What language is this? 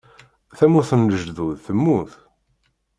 Kabyle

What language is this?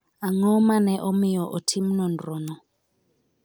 Luo (Kenya and Tanzania)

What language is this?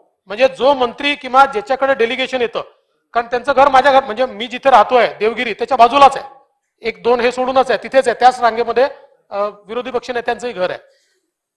Hindi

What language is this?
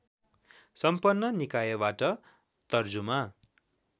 Nepali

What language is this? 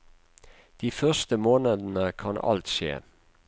Norwegian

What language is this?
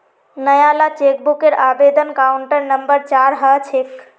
Magahi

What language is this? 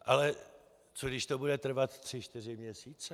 Czech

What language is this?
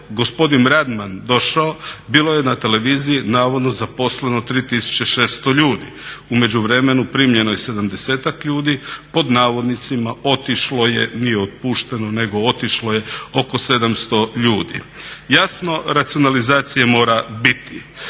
Croatian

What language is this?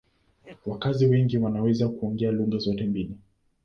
Swahili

